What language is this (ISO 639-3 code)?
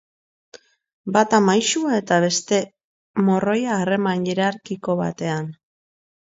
eus